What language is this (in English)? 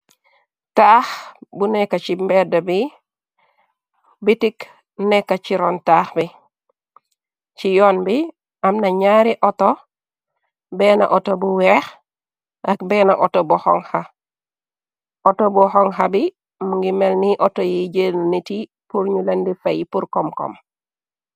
Wolof